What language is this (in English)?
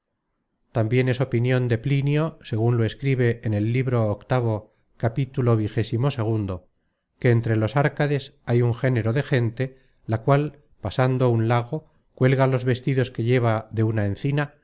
Spanish